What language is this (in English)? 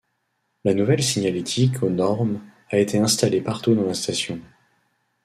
French